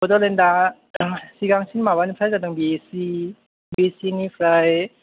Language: Bodo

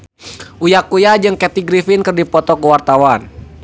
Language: Sundanese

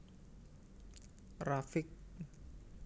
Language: Javanese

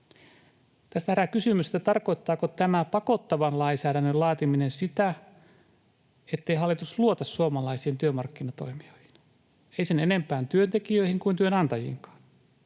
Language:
Finnish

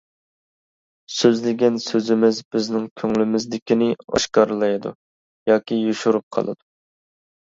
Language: Uyghur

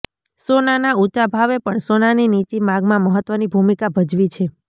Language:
Gujarati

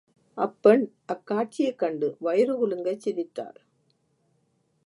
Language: Tamil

